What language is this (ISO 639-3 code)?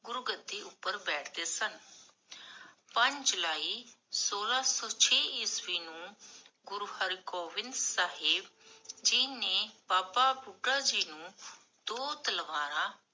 pan